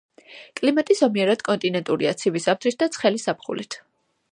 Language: Georgian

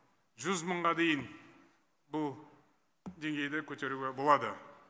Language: Kazakh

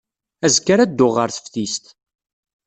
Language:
Kabyle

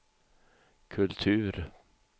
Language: Swedish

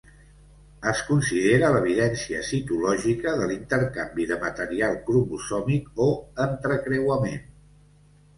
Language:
Catalan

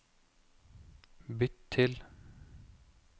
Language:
Norwegian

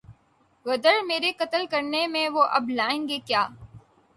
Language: Urdu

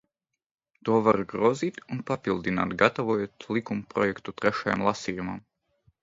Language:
Latvian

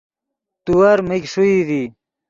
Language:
Yidgha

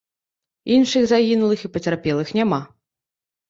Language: Belarusian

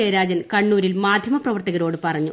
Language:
Malayalam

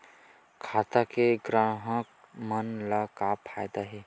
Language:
Chhattisgarhi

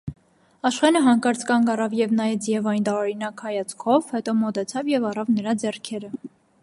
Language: Armenian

